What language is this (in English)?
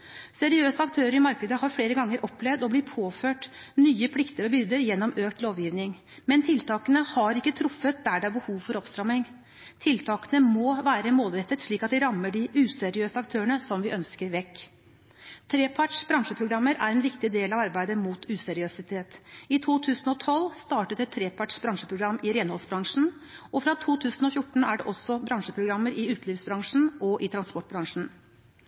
Norwegian Bokmål